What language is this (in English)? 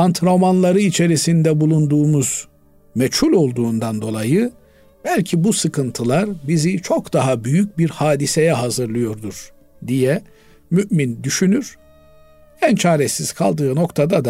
Turkish